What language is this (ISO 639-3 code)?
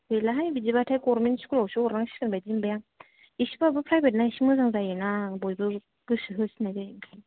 brx